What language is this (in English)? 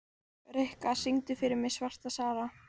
Icelandic